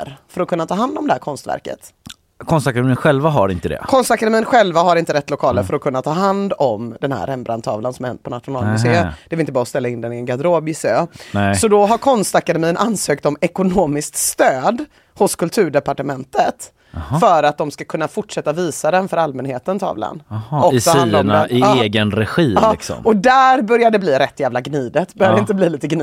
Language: Swedish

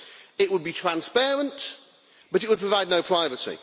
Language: English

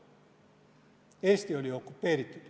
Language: Estonian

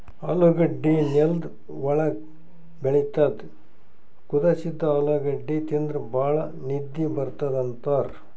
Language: Kannada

